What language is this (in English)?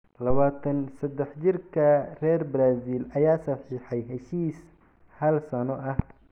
Somali